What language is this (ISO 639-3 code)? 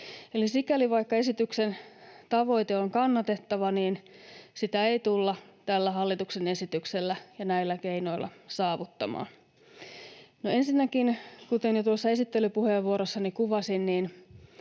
fin